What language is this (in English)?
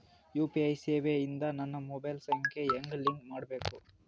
Kannada